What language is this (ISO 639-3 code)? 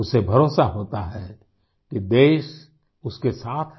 hin